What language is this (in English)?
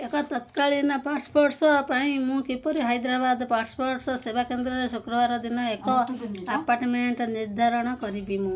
Odia